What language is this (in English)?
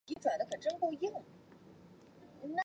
Chinese